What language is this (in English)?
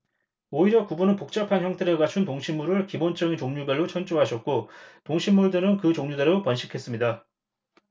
Korean